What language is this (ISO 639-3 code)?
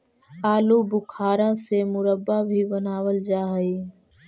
mag